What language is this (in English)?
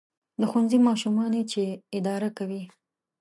Pashto